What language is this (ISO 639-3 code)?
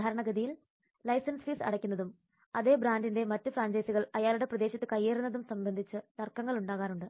mal